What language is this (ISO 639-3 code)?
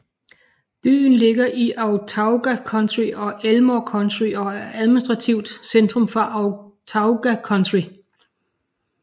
dan